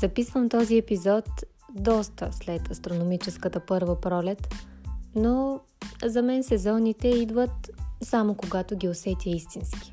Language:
Bulgarian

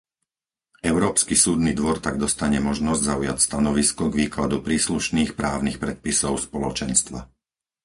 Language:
Slovak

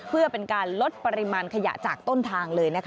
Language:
Thai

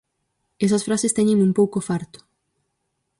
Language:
Galician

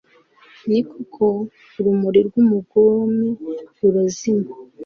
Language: Kinyarwanda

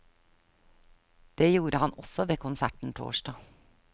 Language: Norwegian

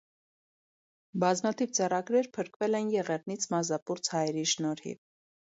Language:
Armenian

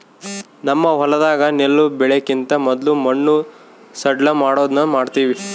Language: Kannada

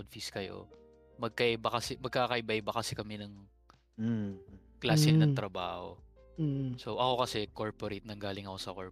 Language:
Filipino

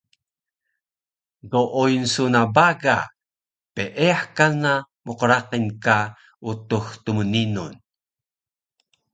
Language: Taroko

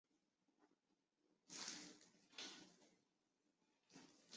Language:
Chinese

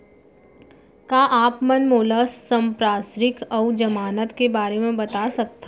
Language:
Chhattisgarhi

